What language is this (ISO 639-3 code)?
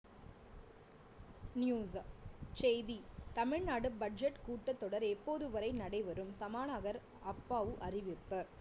tam